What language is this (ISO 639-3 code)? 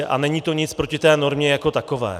ces